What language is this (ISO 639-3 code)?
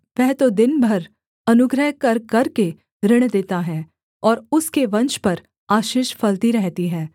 hin